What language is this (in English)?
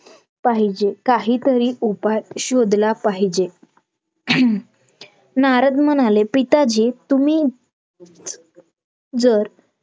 Marathi